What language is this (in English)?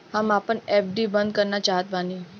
Bhojpuri